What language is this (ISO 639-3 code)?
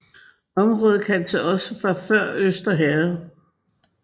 dan